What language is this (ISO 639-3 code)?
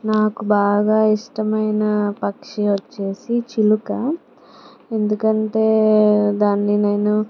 tel